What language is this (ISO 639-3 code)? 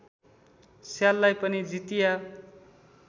nep